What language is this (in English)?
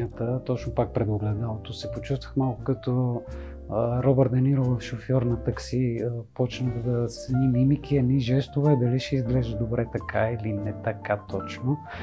Bulgarian